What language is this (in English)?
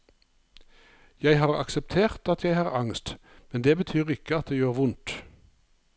Norwegian